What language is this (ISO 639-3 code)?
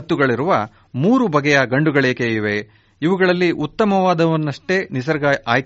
kan